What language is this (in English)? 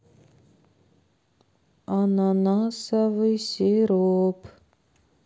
Russian